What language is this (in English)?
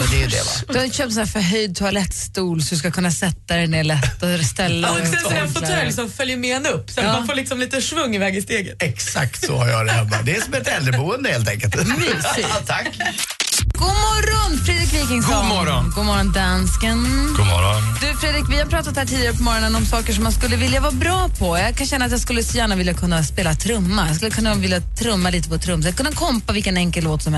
Swedish